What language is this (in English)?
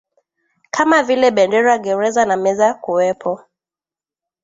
Swahili